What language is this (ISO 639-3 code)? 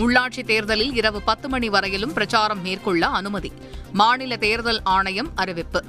tam